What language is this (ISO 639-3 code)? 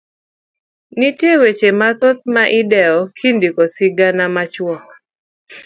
luo